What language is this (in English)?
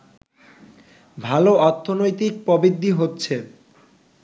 Bangla